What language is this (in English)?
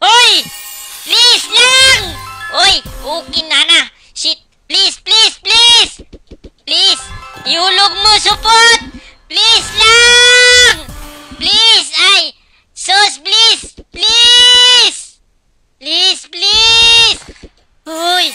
Filipino